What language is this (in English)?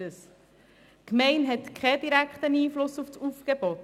Swiss German